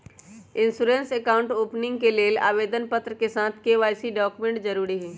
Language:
Magahi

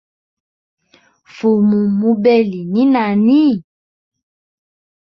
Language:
Hemba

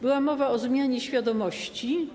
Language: Polish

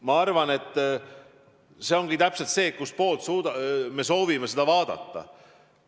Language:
Estonian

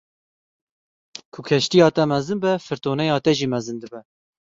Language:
Kurdish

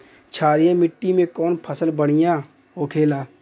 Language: Bhojpuri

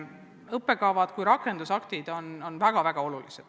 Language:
Estonian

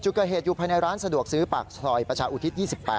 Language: Thai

